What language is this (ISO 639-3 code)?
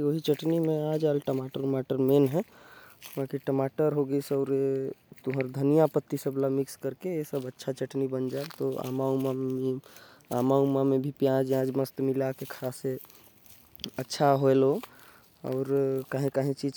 kfp